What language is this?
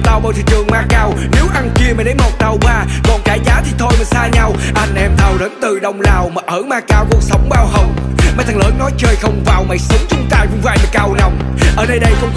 Vietnamese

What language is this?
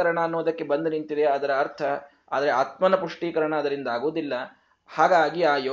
Kannada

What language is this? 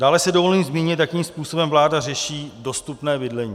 Czech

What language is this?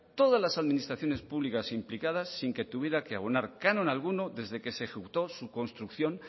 Spanish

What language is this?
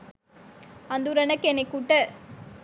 Sinhala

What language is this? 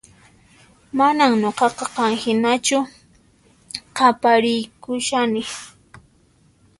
Puno Quechua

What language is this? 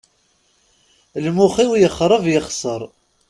Kabyle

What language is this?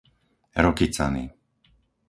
Slovak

